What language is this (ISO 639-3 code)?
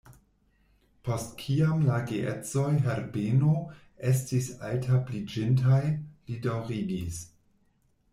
epo